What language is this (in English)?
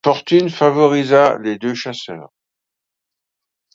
French